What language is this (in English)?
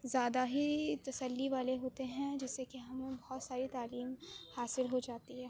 Urdu